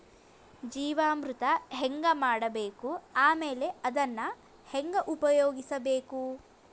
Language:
Kannada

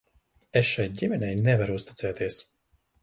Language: Latvian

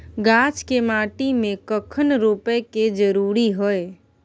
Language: Maithili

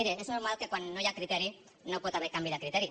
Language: Catalan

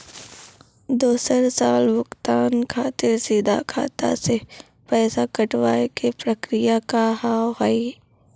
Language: Maithili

